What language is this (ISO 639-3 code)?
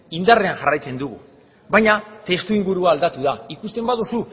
eus